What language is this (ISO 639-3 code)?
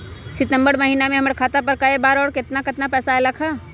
mag